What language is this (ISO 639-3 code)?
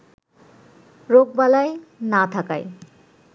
ben